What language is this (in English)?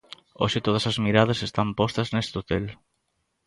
Galician